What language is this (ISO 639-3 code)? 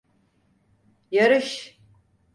tur